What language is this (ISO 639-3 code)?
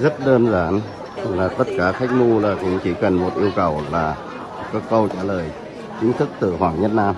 vie